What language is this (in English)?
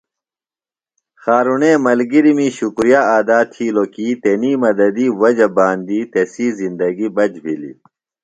Phalura